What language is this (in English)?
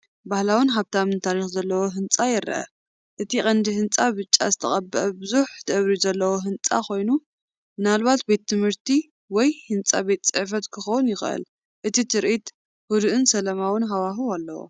Tigrinya